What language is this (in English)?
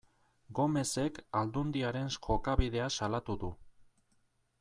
Basque